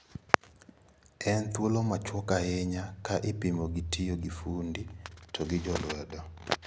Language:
Luo (Kenya and Tanzania)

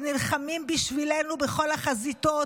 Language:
Hebrew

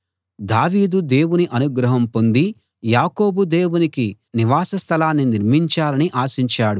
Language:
Telugu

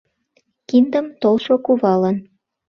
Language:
Mari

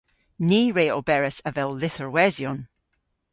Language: Cornish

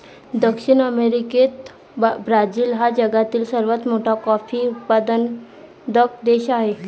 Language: Marathi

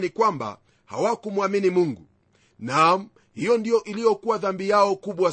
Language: Swahili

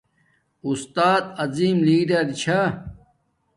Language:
Domaaki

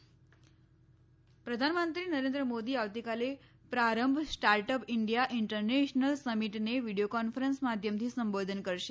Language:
Gujarati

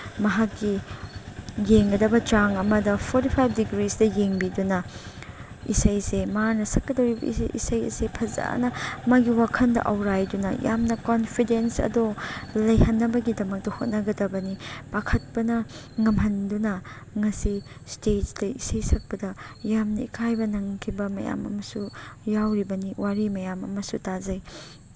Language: Manipuri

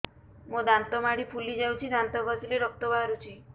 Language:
Odia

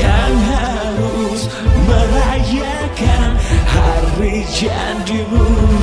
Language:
Indonesian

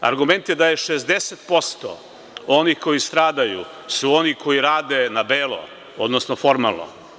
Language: Serbian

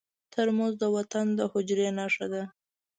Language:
Pashto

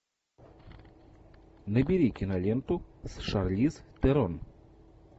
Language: Russian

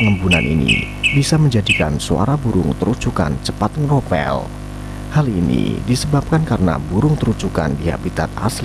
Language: Indonesian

